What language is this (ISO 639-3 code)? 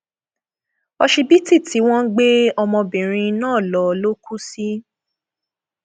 yor